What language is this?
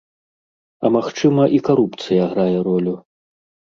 Belarusian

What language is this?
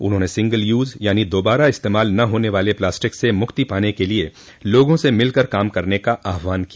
Hindi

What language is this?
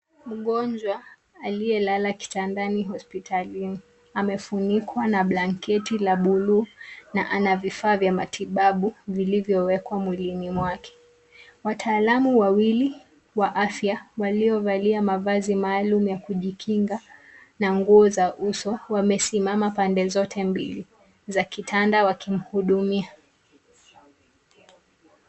Swahili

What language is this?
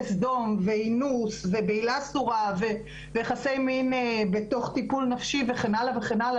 Hebrew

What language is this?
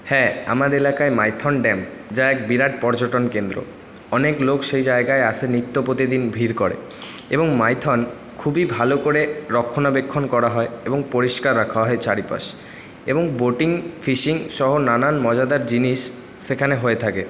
Bangla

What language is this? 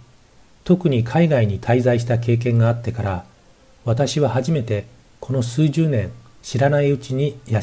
Japanese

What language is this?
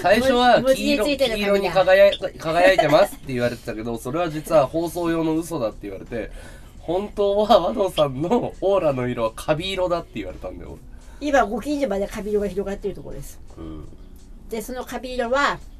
Japanese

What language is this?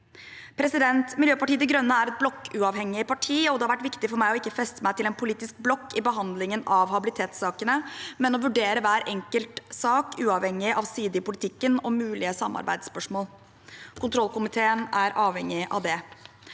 Norwegian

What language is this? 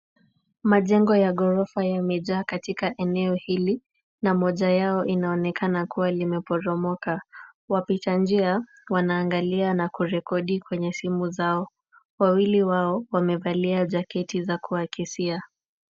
Swahili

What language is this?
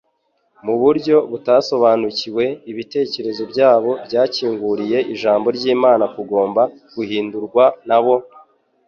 Kinyarwanda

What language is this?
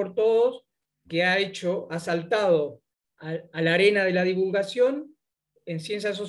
Spanish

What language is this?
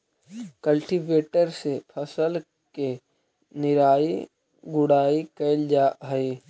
Magahi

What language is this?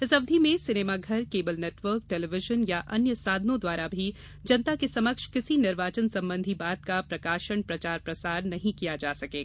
Hindi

